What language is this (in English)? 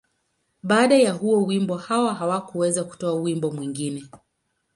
Swahili